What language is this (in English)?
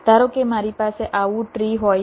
Gujarati